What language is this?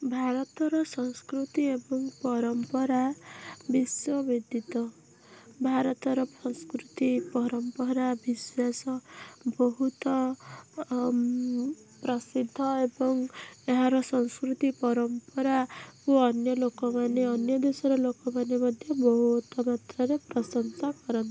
Odia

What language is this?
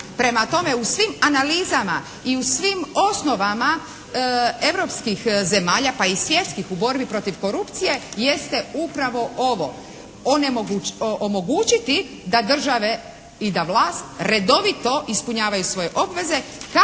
Croatian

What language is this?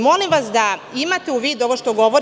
Serbian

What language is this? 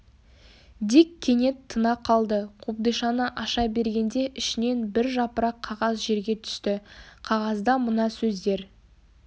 Kazakh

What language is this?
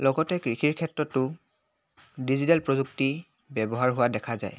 Assamese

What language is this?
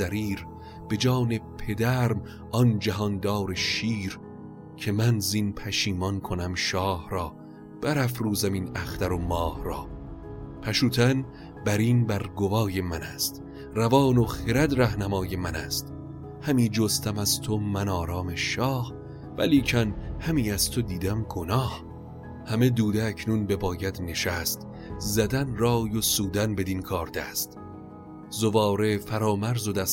Persian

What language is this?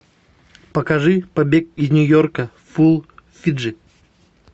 Russian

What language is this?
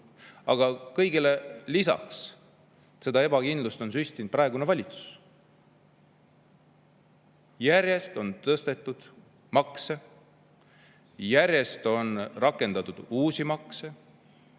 Estonian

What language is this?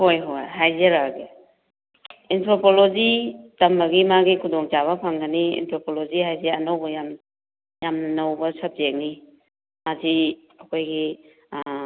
Manipuri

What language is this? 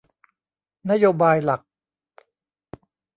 Thai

